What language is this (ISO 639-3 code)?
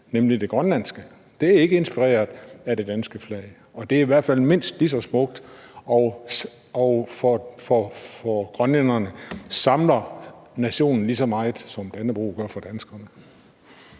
dan